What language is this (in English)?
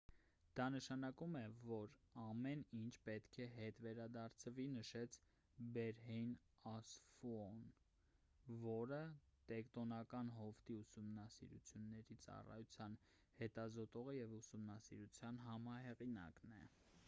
Armenian